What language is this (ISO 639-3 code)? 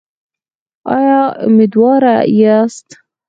pus